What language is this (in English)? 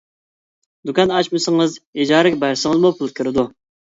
Uyghur